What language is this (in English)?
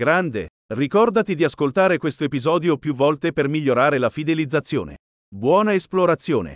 Italian